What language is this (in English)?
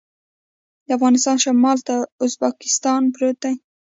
Pashto